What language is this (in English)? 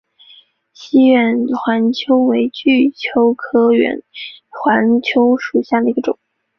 Chinese